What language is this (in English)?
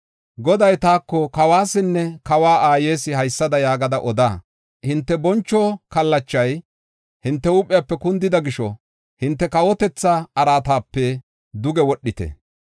Gofa